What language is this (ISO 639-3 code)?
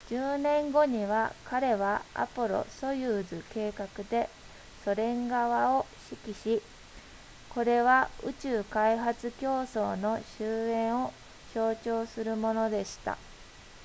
jpn